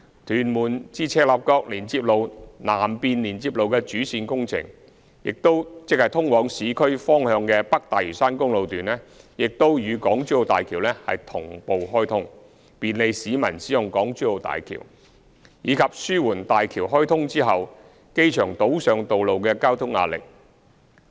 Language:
Cantonese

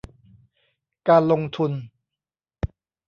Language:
Thai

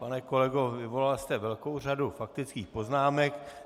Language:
Czech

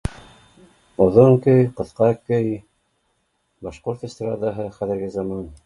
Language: Bashkir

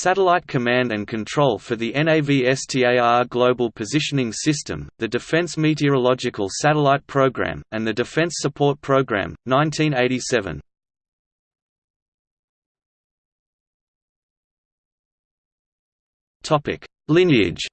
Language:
English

